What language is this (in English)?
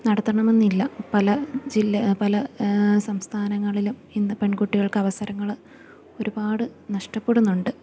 Malayalam